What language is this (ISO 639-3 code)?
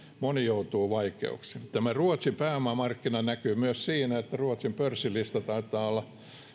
fin